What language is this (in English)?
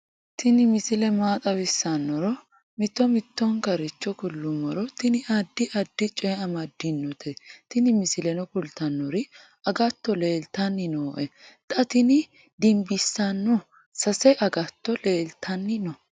Sidamo